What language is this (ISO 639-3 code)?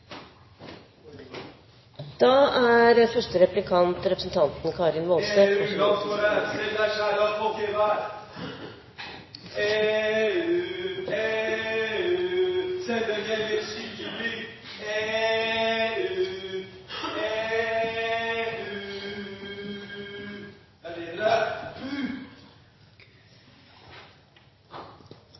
nno